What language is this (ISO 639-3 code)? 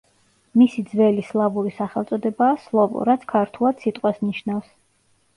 kat